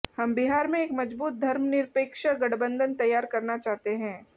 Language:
Hindi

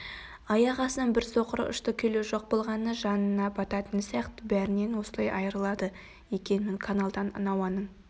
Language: Kazakh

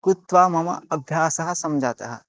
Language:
Sanskrit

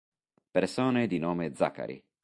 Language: Italian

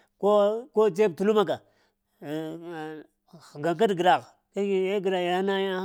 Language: Lamang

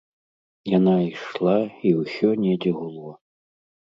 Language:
Belarusian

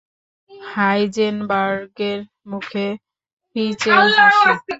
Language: Bangla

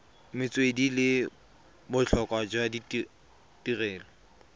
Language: Tswana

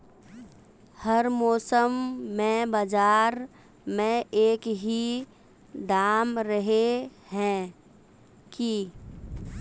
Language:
Magahi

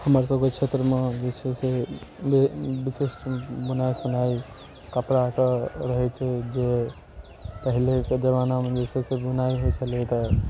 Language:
Maithili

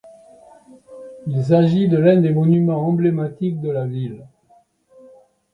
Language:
French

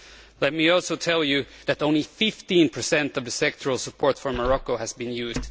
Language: English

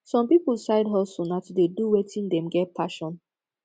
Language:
Nigerian Pidgin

